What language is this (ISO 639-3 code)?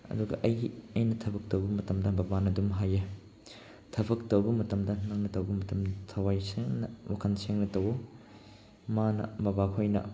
mni